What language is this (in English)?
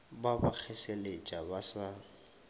Northern Sotho